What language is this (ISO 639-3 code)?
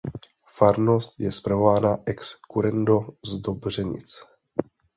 ces